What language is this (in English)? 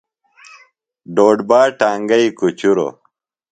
Phalura